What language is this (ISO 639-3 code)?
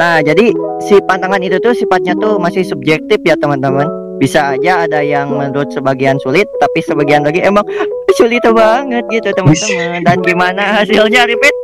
ind